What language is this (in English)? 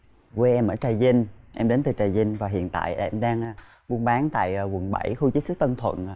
Vietnamese